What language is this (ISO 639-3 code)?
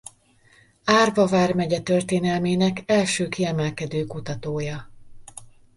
hun